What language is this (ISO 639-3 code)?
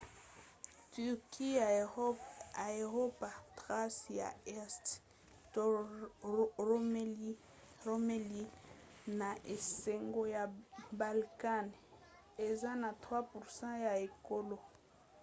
lin